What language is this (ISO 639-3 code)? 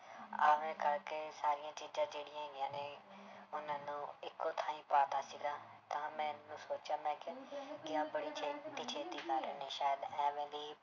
pan